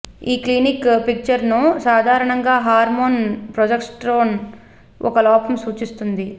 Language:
Telugu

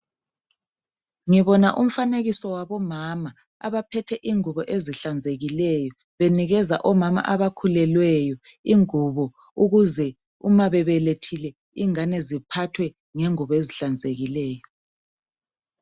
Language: North Ndebele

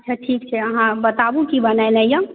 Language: Maithili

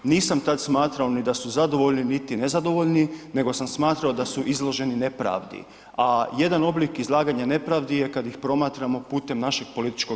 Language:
Croatian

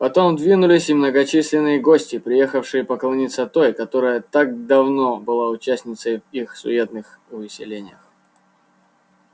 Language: Russian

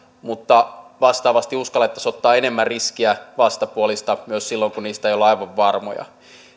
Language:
Finnish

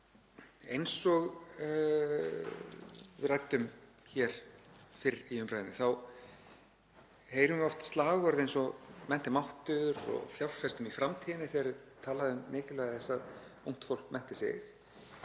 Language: Icelandic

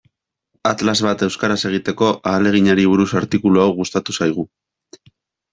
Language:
Basque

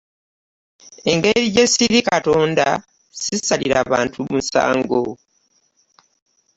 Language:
Ganda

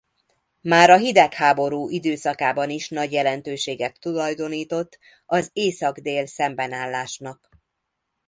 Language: Hungarian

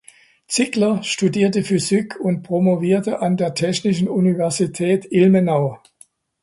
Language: German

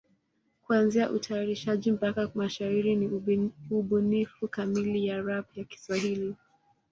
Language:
Swahili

